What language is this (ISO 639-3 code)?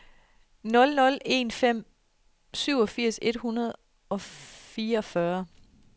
dan